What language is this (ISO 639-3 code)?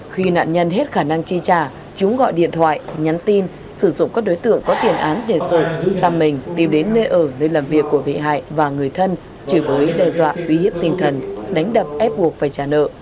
vie